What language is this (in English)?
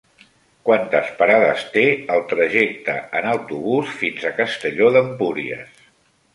Catalan